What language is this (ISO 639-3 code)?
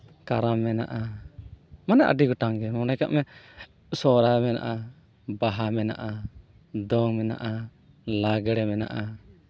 sat